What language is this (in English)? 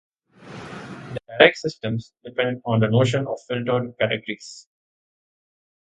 English